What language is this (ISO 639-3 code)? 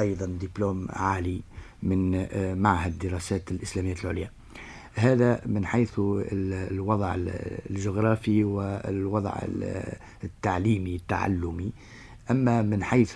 ara